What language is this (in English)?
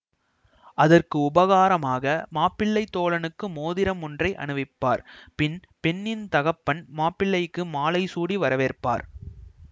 Tamil